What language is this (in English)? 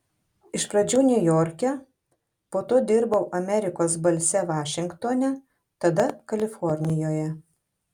Lithuanian